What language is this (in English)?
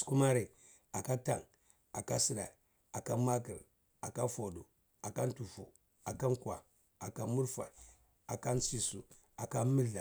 Cibak